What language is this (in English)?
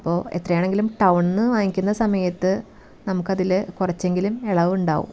Malayalam